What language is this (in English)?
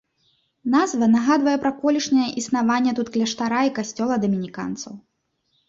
Belarusian